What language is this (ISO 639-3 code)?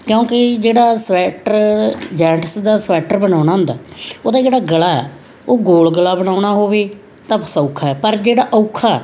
pan